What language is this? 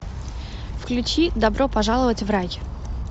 Russian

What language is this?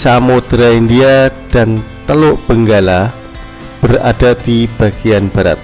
Indonesian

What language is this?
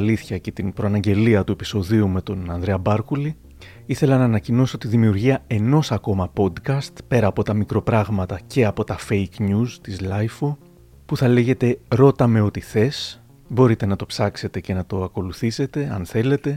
Greek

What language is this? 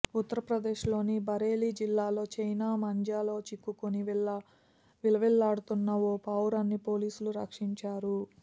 Telugu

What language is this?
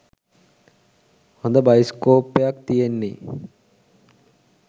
Sinhala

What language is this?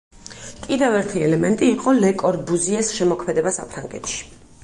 Georgian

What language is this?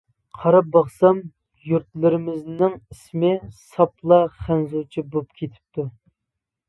Uyghur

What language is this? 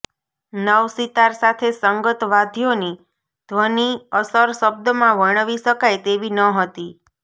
Gujarati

